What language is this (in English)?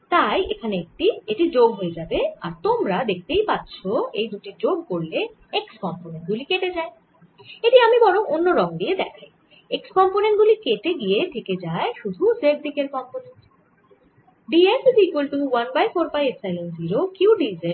Bangla